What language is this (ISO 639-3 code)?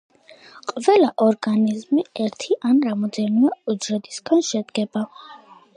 kat